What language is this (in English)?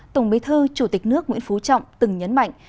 Vietnamese